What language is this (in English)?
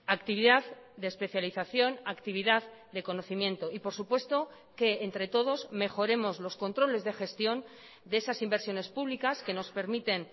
Spanish